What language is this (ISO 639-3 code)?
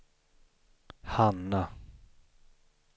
swe